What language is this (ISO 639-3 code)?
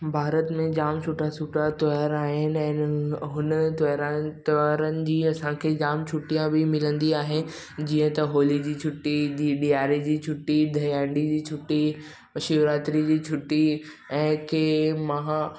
snd